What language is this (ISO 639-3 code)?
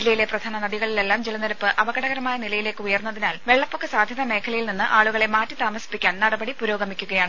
mal